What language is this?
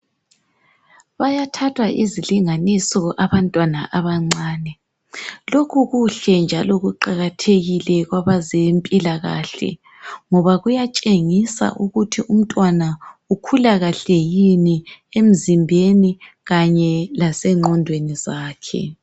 North Ndebele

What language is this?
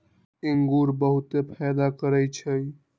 Magahi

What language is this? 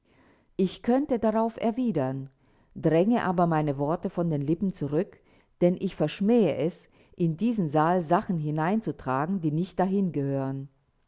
German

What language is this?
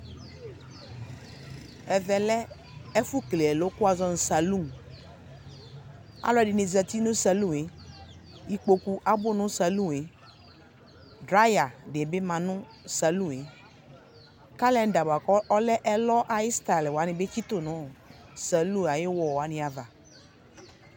Ikposo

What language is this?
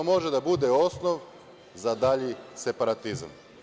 Serbian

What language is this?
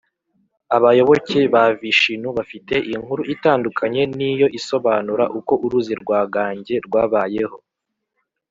Kinyarwanda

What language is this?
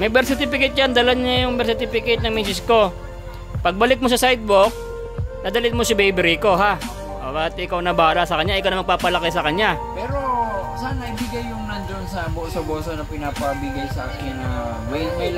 Filipino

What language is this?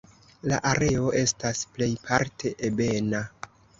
Esperanto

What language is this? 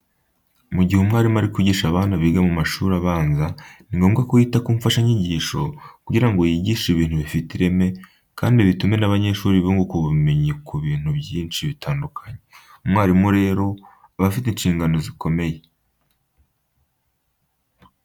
Kinyarwanda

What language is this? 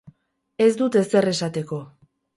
Basque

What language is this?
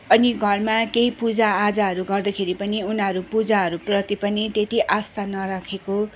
Nepali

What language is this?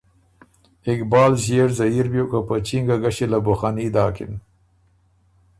Ormuri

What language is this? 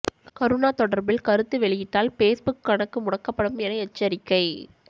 Tamil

